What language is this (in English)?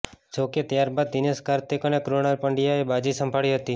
Gujarati